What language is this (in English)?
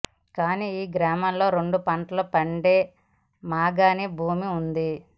Telugu